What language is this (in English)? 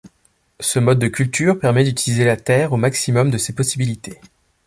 French